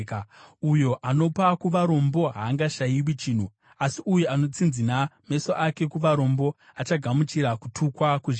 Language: Shona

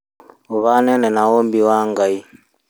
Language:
Kikuyu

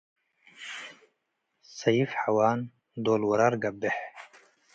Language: Tigre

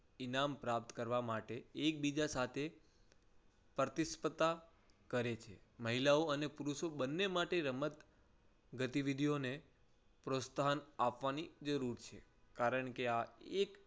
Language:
Gujarati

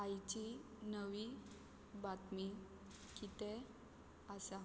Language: Konkani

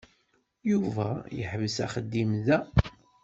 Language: Kabyle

